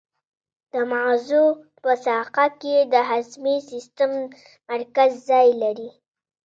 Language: Pashto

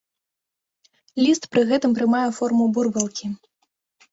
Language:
Belarusian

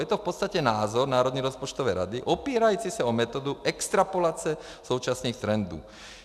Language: Czech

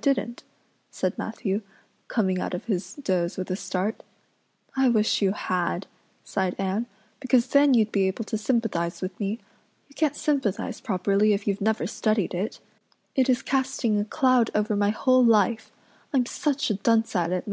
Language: English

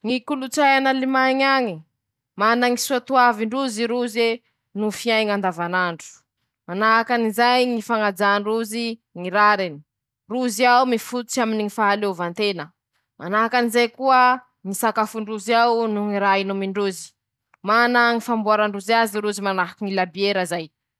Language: Masikoro Malagasy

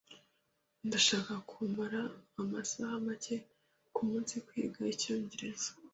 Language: Kinyarwanda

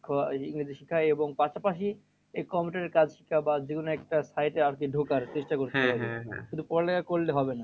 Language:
Bangla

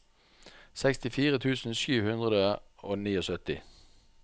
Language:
Norwegian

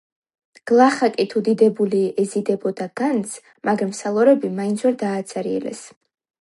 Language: Georgian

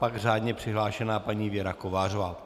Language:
Czech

